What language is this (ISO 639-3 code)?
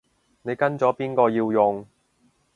yue